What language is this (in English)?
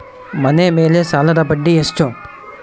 Kannada